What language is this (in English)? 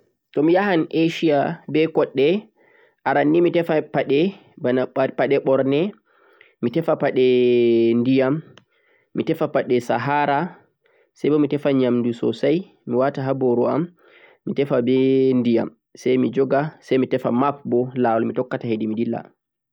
Central-Eastern Niger Fulfulde